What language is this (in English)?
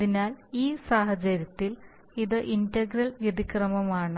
Malayalam